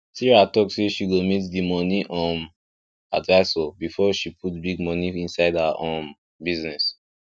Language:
Nigerian Pidgin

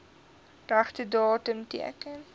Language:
Afrikaans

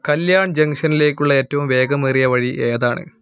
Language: Malayalam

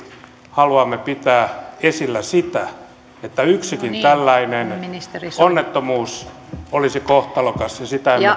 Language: Finnish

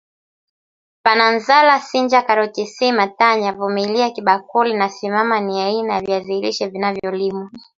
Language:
Swahili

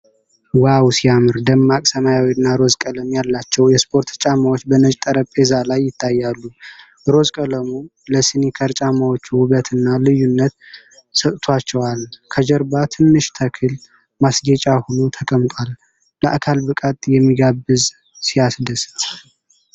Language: Amharic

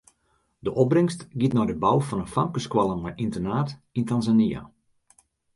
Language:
Western Frisian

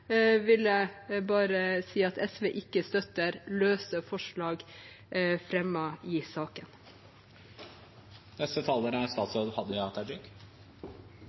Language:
Norwegian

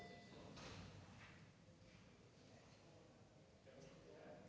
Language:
Danish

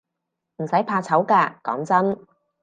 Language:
Cantonese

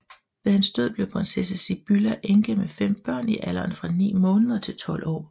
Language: Danish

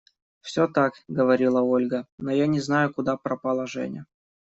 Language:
Russian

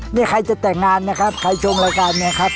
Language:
Thai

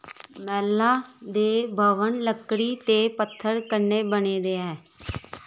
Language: Dogri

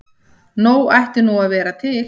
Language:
Icelandic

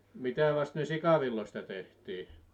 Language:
Finnish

